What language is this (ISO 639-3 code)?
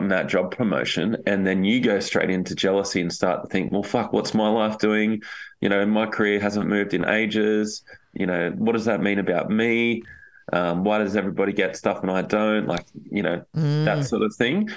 eng